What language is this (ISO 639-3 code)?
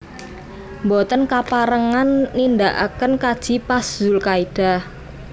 jav